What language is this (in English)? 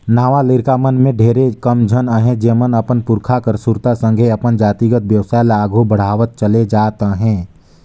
Chhattisgarhi